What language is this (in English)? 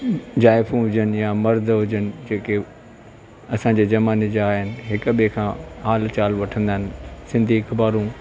Sindhi